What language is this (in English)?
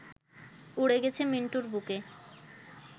Bangla